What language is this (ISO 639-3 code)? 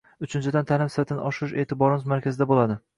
uzb